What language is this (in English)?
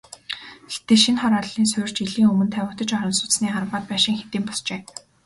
Mongolian